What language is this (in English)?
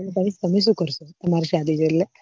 Gujarati